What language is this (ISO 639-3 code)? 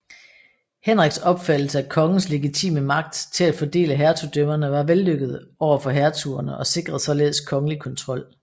dan